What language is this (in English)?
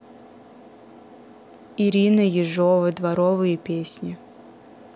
Russian